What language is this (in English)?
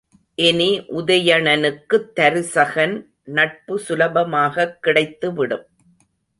Tamil